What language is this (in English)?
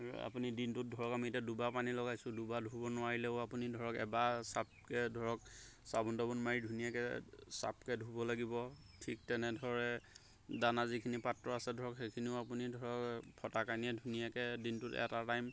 Assamese